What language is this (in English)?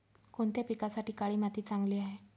Marathi